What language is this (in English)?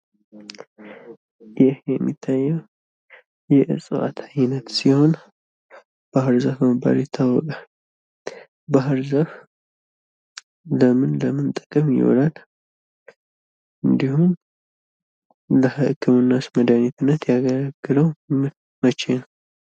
Amharic